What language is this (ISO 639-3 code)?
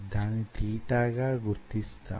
tel